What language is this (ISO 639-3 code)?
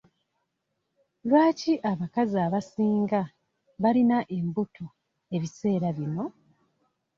lug